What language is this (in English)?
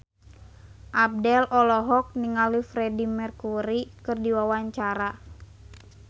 Sundanese